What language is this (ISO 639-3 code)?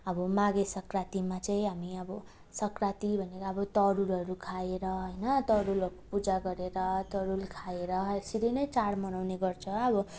nep